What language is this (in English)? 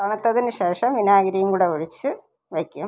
Malayalam